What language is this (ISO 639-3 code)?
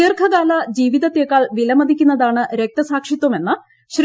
mal